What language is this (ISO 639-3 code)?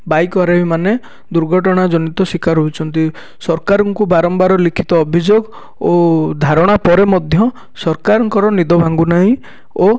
ori